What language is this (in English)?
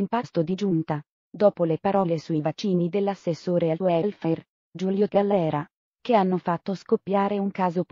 Italian